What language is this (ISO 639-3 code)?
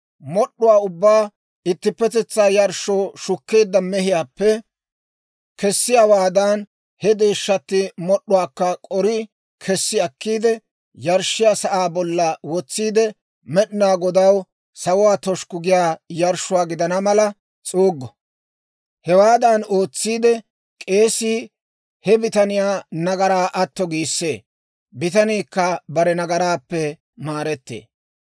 dwr